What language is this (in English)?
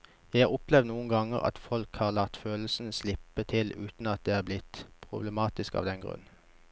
Norwegian